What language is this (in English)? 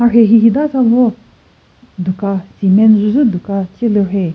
Chokri Naga